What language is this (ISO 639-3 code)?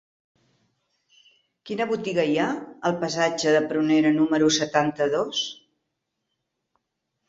cat